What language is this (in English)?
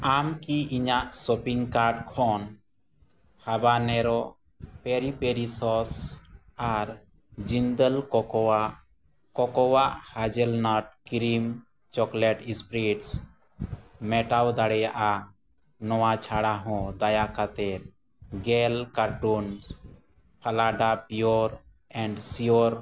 Santali